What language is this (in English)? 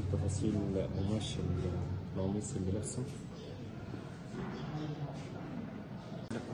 Arabic